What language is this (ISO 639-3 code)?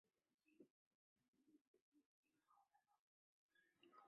zho